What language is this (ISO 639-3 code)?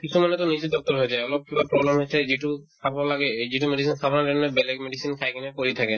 asm